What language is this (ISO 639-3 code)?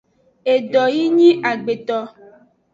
ajg